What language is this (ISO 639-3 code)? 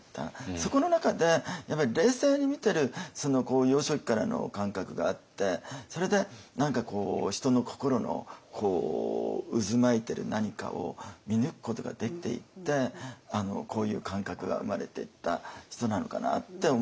jpn